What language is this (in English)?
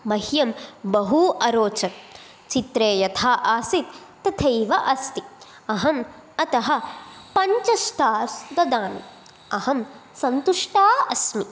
Sanskrit